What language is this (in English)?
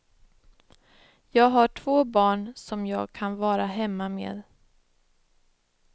Swedish